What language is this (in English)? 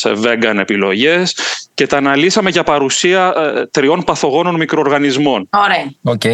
Greek